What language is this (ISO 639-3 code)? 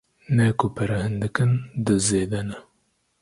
kur